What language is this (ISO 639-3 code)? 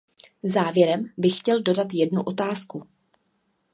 ces